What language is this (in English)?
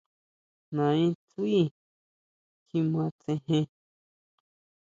Huautla Mazatec